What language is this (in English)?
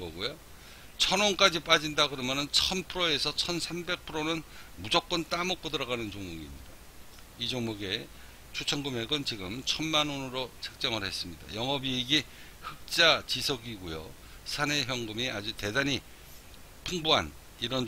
Korean